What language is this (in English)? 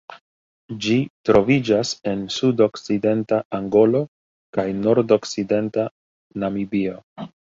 Esperanto